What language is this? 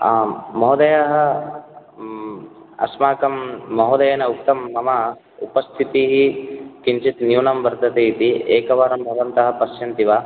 Sanskrit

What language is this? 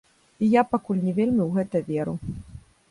Belarusian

